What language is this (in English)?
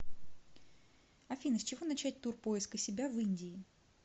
Russian